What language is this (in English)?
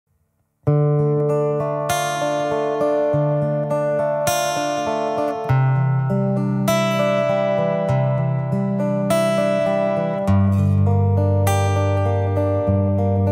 Indonesian